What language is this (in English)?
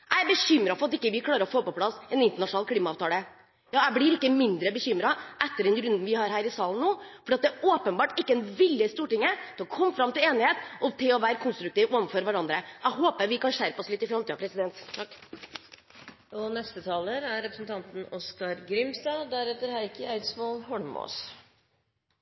Norwegian